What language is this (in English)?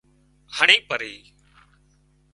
Wadiyara Koli